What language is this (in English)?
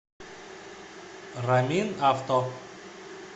Russian